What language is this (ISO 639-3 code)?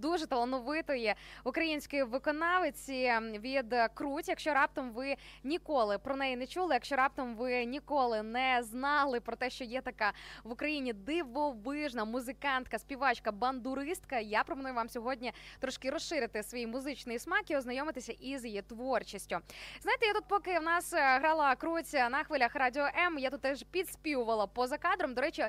ukr